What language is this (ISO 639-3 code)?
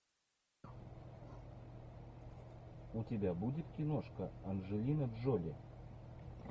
rus